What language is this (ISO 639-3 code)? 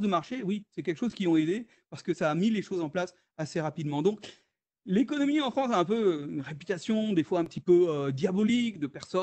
fra